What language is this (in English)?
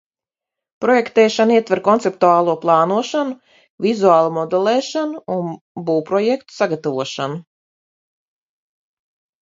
Latvian